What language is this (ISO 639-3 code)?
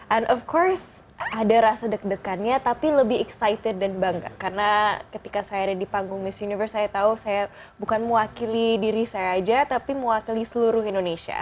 ind